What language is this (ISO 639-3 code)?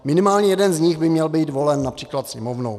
ces